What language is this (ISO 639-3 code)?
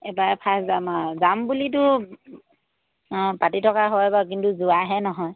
asm